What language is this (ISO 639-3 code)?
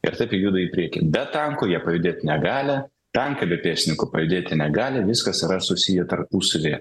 lit